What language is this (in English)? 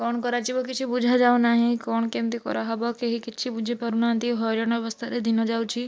Odia